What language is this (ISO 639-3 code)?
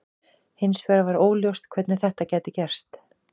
isl